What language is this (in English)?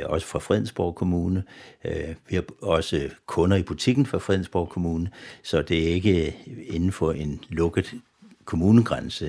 Danish